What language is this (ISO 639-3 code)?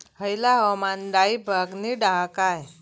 mar